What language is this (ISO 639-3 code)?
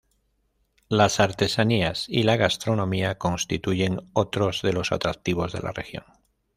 spa